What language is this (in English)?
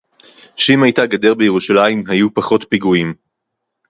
Hebrew